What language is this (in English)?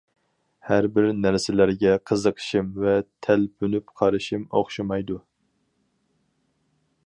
Uyghur